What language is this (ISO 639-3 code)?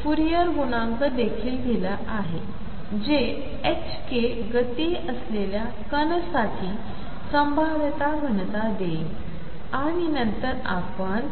mar